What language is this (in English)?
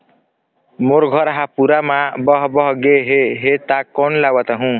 Chhattisgarhi